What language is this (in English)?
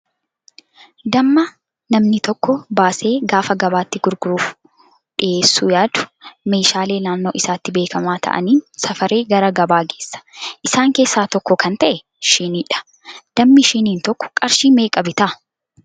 Oromo